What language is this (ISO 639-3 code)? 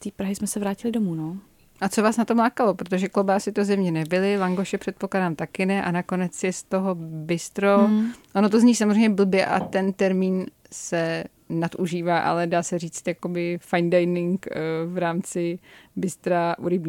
ces